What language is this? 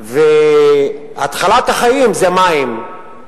Hebrew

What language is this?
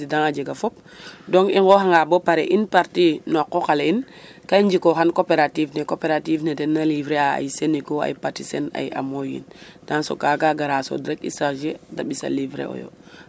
Serer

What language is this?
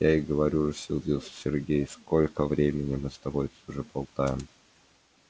Russian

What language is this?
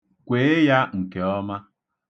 Igbo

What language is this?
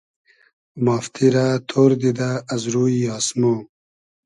Hazaragi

